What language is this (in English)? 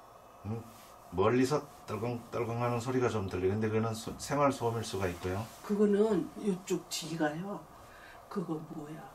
Korean